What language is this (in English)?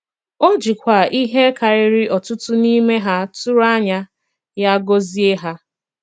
Igbo